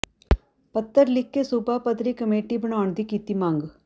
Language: Punjabi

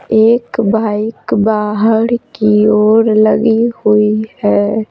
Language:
Hindi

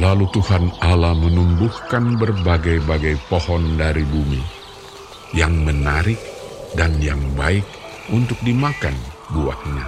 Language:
Indonesian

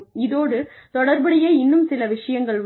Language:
Tamil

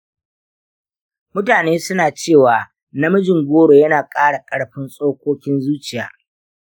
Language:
Hausa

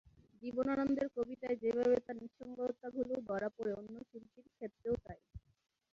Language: Bangla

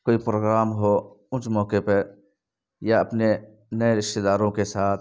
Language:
Urdu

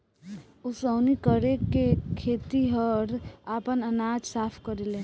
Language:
Bhojpuri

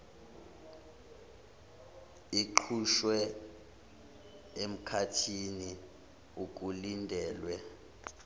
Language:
Zulu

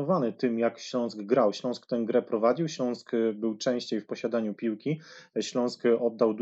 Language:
Polish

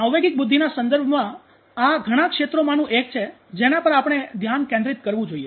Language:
Gujarati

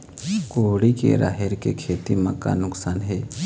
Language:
Chhattisgarhi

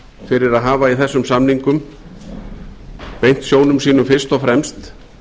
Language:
Icelandic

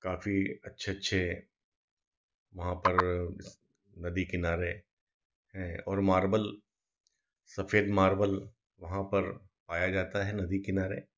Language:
Hindi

